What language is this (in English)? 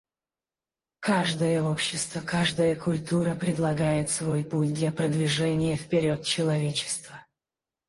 Russian